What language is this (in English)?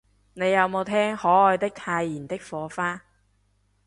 Cantonese